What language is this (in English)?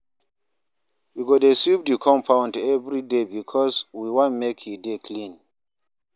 Nigerian Pidgin